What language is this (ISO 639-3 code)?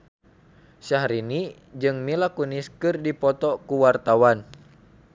sun